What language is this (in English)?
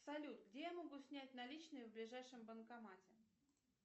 Russian